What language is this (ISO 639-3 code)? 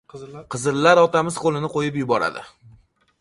uzb